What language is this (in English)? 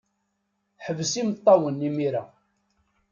Kabyle